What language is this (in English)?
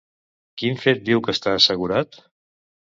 Catalan